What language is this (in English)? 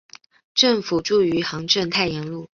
Chinese